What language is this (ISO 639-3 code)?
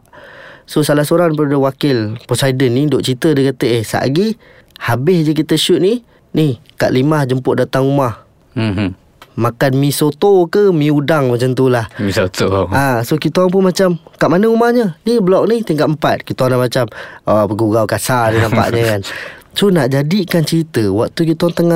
msa